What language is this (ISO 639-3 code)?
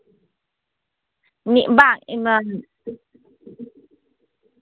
sat